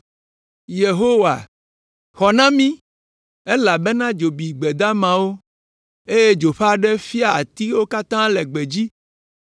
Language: Ewe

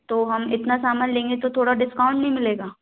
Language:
Hindi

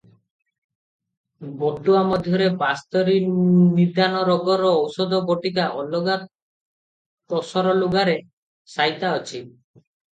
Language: Odia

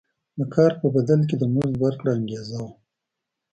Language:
Pashto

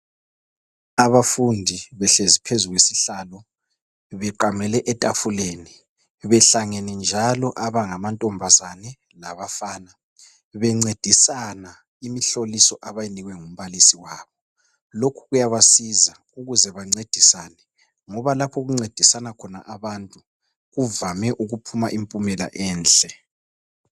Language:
North Ndebele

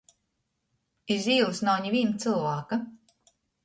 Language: Latgalian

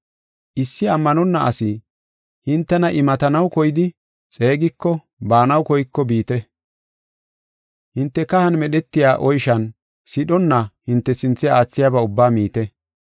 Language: Gofa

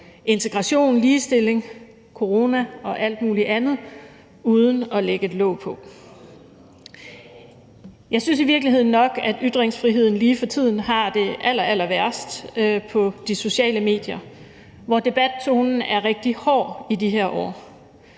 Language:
Danish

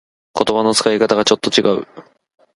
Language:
Japanese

